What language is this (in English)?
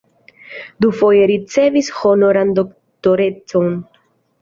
Esperanto